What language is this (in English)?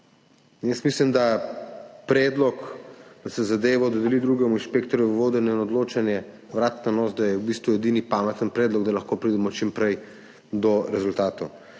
Slovenian